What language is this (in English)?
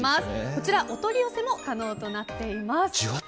Japanese